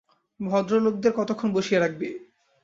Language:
Bangla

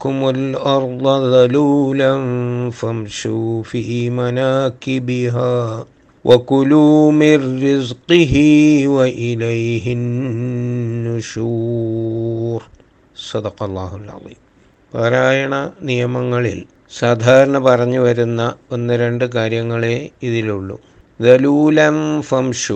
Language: Malayalam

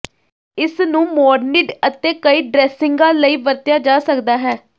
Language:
Punjabi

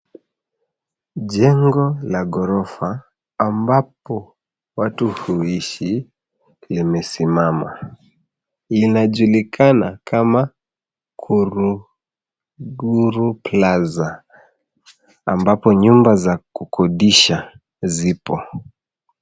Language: Swahili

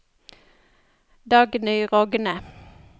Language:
Norwegian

